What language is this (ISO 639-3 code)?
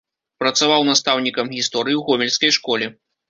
bel